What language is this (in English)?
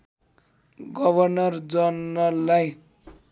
Nepali